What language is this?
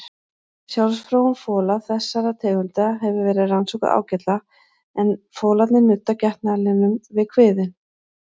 Icelandic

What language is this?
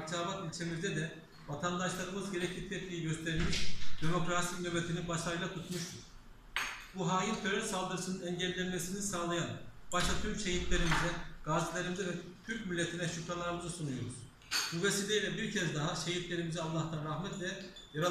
Turkish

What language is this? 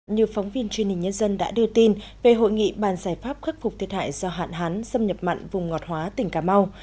Vietnamese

